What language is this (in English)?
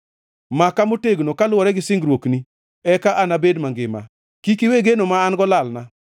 Luo (Kenya and Tanzania)